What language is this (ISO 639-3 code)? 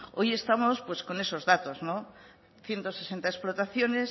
spa